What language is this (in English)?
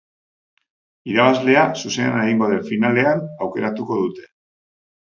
Basque